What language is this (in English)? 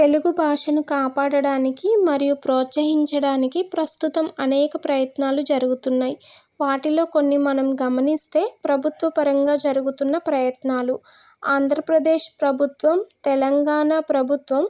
Telugu